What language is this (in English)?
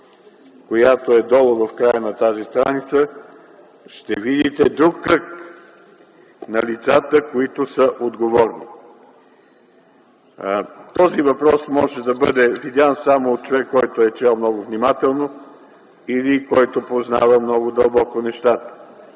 Bulgarian